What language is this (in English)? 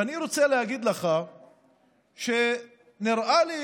Hebrew